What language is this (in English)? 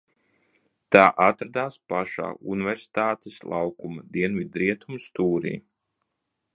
Latvian